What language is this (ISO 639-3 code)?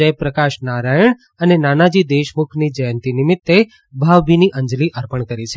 guj